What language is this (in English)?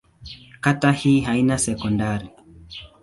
Swahili